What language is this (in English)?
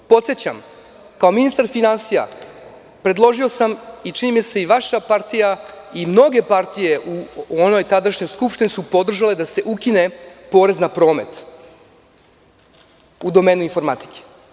Serbian